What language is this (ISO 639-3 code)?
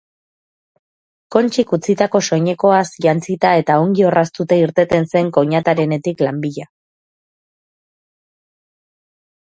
eus